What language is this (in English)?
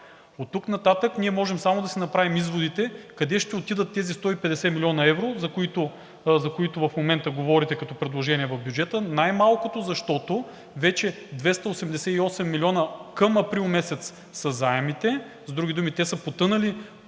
Bulgarian